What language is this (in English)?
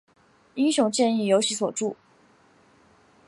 Chinese